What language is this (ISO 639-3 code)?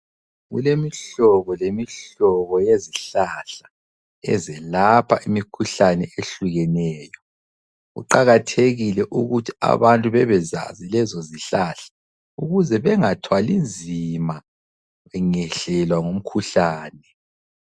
nde